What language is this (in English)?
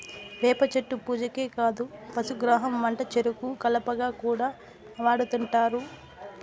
Telugu